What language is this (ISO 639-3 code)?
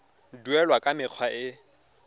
tsn